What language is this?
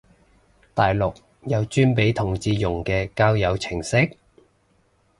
Cantonese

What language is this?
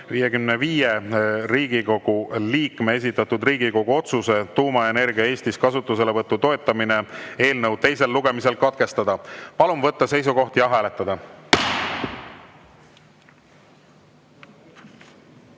Estonian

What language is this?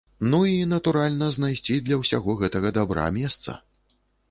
Belarusian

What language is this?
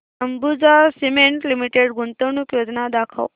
Marathi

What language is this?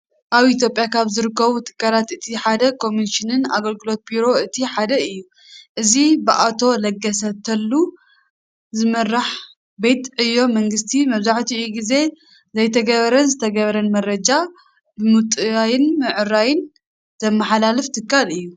Tigrinya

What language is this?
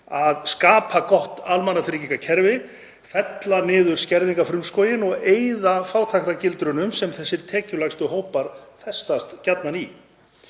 Icelandic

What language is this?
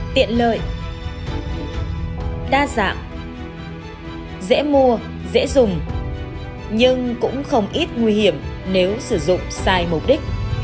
Vietnamese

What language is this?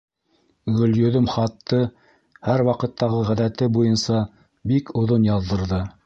Bashkir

